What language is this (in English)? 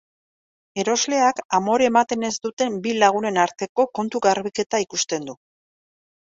Basque